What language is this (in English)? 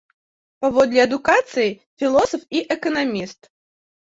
Belarusian